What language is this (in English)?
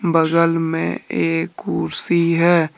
Hindi